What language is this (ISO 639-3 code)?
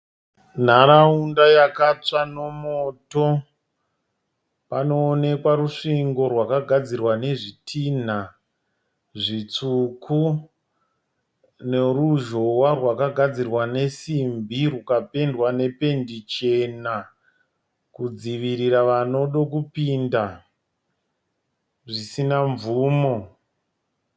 sna